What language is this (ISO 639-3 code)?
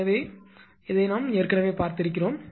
tam